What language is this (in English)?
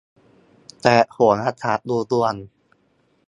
Thai